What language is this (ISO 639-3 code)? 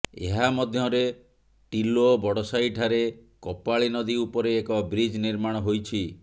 ori